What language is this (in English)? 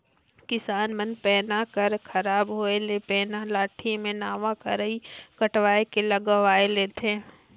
Chhattisgarhi